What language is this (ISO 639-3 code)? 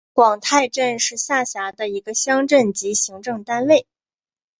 zho